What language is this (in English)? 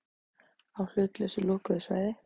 Icelandic